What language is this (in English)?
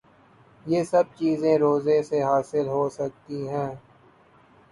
Urdu